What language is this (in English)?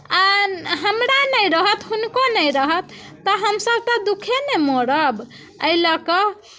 Maithili